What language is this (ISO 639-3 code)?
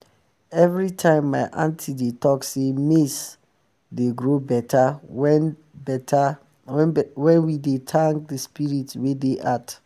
pcm